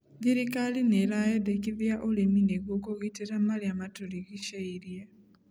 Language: Kikuyu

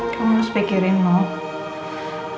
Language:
Indonesian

